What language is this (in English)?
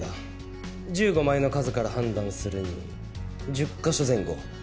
Japanese